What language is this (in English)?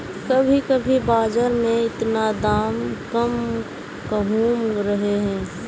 Magahi